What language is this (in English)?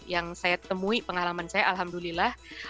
Indonesian